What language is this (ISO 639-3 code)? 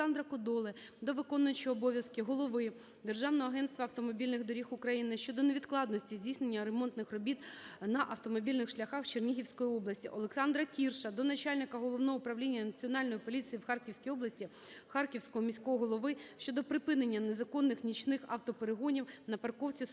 ukr